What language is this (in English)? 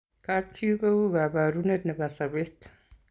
Kalenjin